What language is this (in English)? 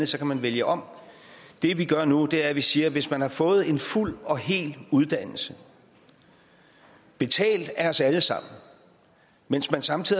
Danish